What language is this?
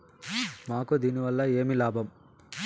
Telugu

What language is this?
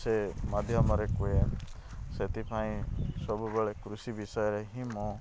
Odia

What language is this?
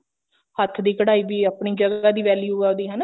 Punjabi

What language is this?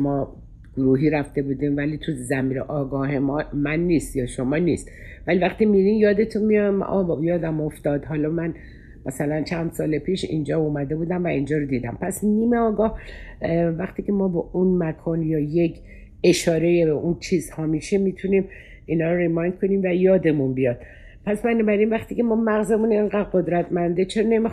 Persian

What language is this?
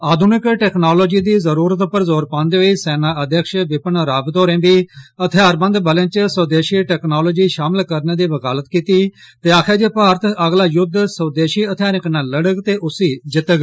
Dogri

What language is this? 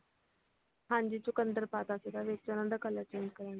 Punjabi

